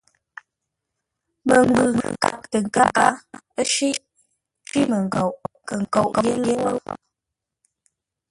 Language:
Ngombale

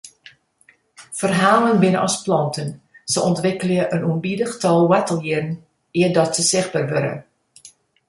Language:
Western Frisian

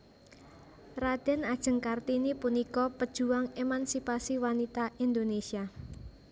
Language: Javanese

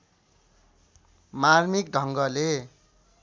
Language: Nepali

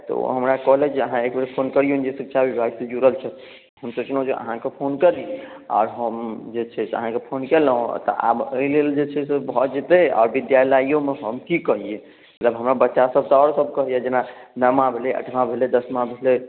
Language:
Maithili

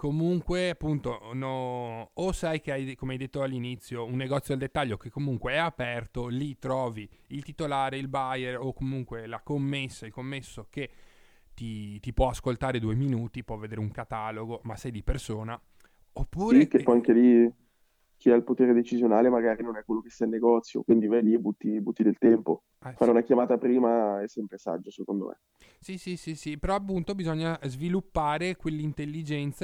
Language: Italian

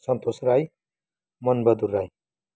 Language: Nepali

